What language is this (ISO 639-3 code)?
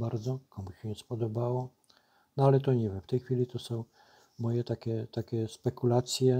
pol